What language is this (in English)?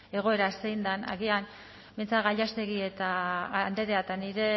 Basque